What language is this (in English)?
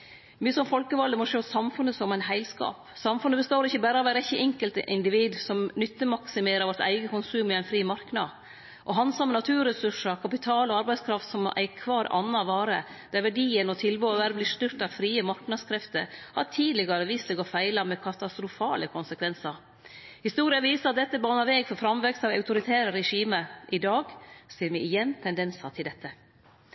Norwegian Nynorsk